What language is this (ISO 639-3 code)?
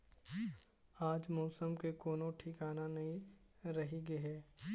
hne